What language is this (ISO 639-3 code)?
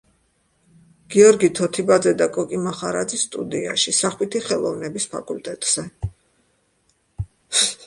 kat